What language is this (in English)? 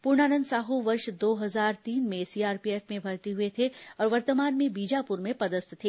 Hindi